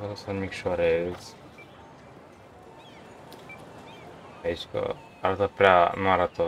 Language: Romanian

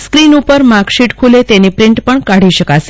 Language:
Gujarati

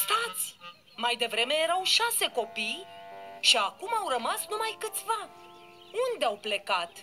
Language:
Romanian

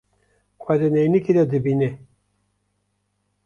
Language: Kurdish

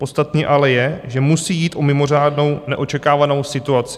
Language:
Czech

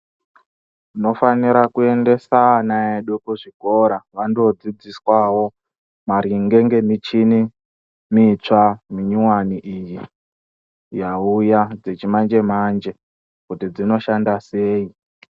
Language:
Ndau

